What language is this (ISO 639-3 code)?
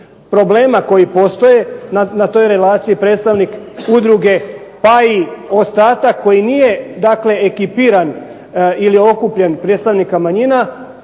hrv